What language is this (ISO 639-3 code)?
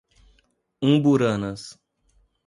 por